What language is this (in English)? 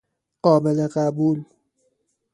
Persian